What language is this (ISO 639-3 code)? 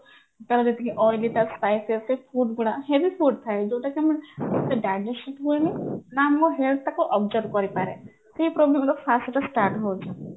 ori